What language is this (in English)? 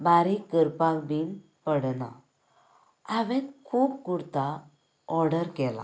Konkani